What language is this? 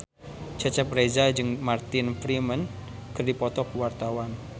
Sundanese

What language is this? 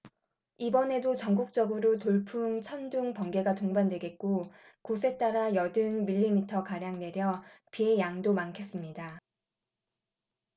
Korean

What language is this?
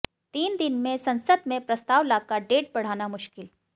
Hindi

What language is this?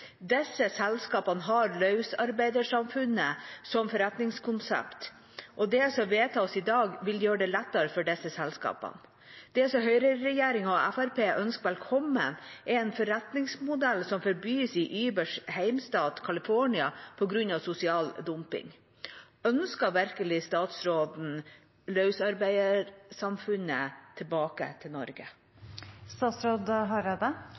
Norwegian Bokmål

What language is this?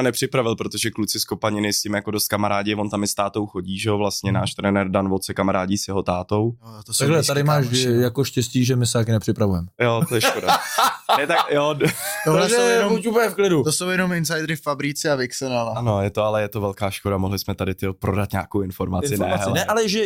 Czech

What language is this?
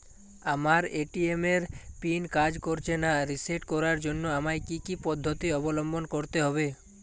Bangla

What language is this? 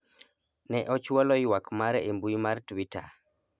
Luo (Kenya and Tanzania)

